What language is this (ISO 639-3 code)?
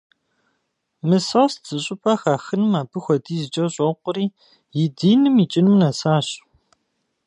kbd